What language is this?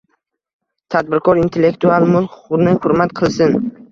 Uzbek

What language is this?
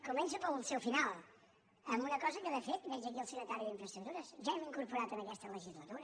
Catalan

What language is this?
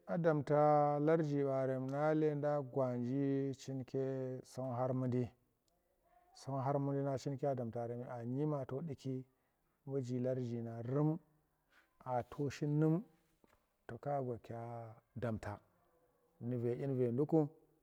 Tera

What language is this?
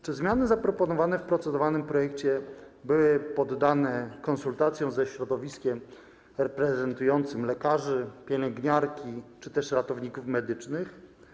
Polish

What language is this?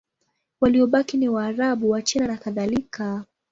Swahili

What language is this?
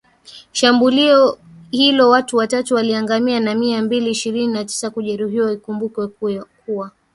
Swahili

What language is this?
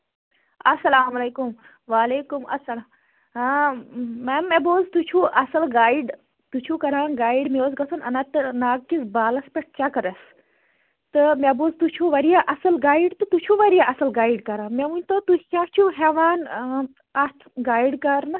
Kashmiri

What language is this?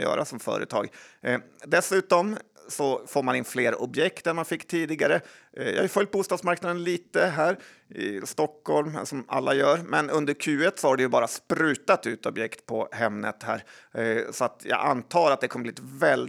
Swedish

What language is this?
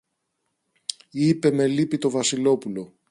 Greek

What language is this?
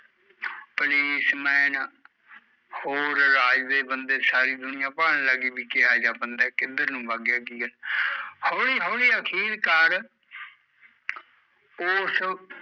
Punjabi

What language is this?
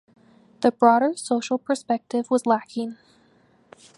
English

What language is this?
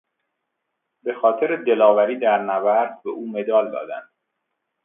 Persian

